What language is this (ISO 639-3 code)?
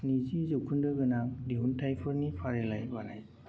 brx